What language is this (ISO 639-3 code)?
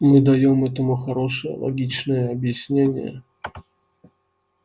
rus